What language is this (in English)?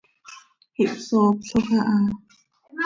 Seri